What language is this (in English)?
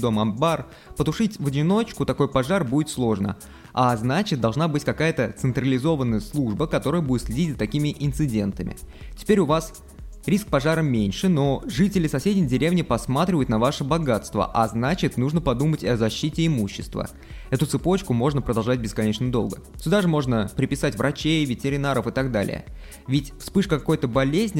Russian